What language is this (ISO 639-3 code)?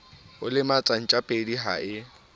sot